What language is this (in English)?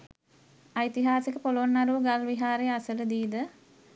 Sinhala